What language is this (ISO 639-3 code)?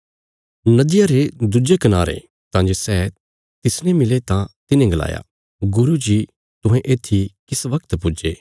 kfs